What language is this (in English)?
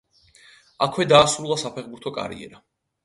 Georgian